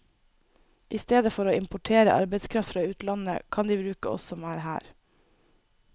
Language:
Norwegian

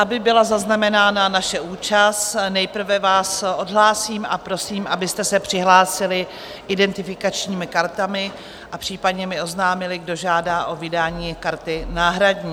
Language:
Czech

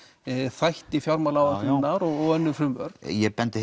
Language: Icelandic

